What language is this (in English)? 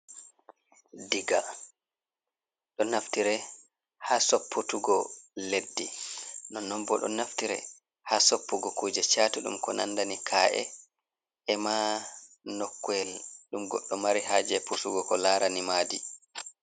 Fula